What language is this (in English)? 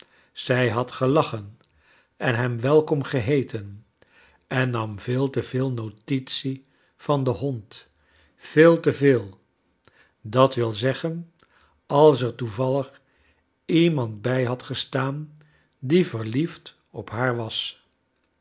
Dutch